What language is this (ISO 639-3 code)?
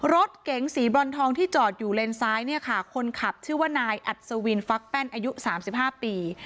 tha